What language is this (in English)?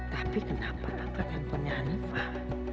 Indonesian